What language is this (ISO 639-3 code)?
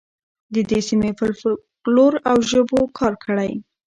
pus